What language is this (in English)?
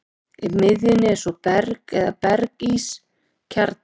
Icelandic